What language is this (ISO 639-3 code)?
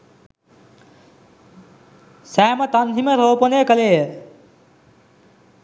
sin